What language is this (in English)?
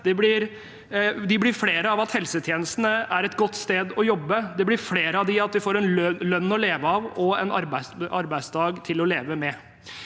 Norwegian